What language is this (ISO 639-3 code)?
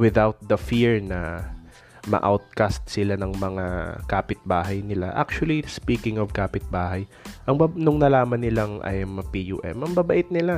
fil